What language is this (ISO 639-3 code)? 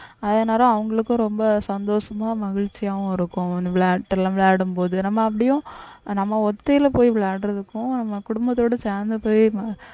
tam